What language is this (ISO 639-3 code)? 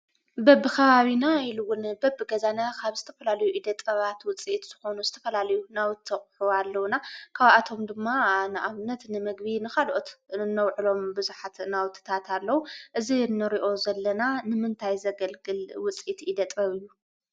tir